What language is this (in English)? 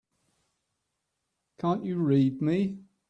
English